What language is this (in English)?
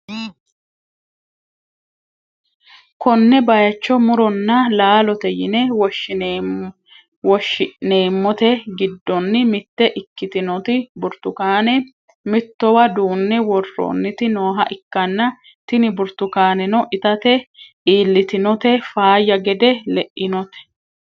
Sidamo